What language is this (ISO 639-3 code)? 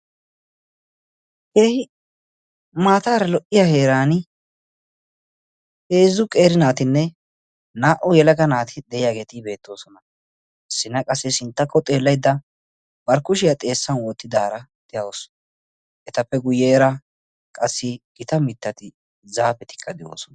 wal